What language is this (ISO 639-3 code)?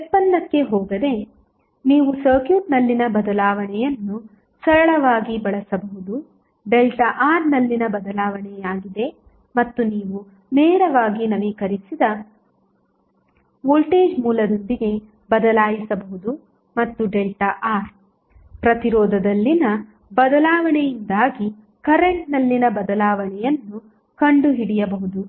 kan